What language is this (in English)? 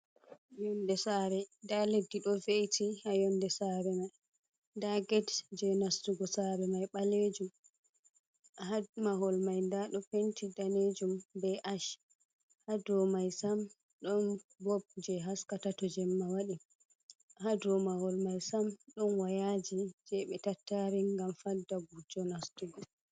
Fula